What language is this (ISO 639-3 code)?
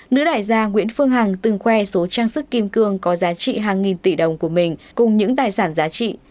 vie